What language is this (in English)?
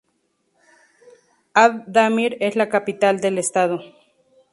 Spanish